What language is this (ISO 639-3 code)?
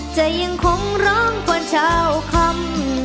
tha